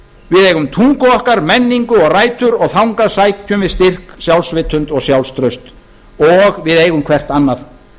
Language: Icelandic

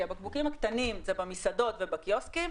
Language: Hebrew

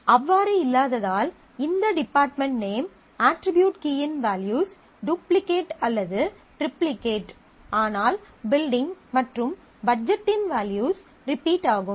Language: Tamil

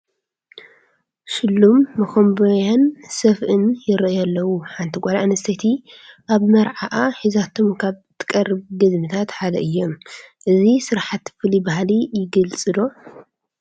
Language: Tigrinya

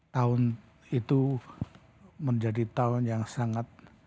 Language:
Indonesian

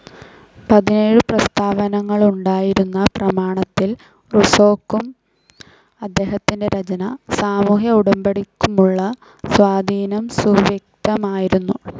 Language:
Malayalam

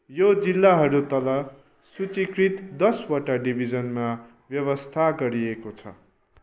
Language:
Nepali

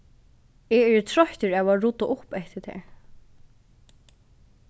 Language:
Faroese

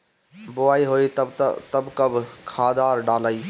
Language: Bhojpuri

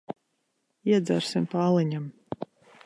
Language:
Latvian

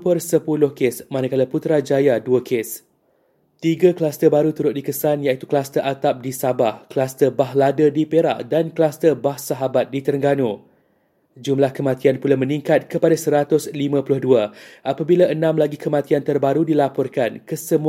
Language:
Malay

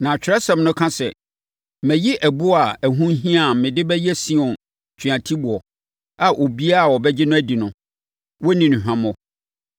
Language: Akan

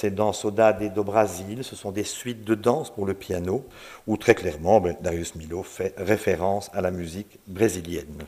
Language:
French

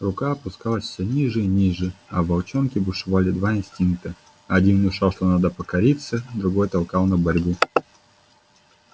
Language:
Russian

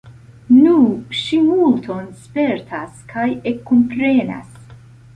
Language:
Esperanto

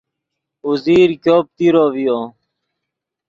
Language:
Yidgha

